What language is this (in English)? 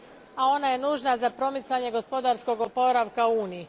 Croatian